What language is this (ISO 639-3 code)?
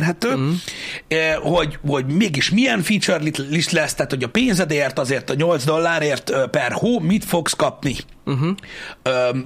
hun